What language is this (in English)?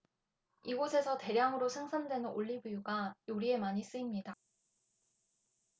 Korean